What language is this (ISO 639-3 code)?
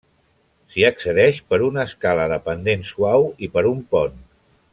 cat